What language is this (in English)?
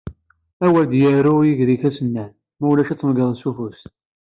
Kabyle